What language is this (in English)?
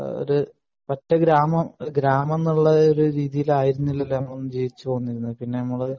Malayalam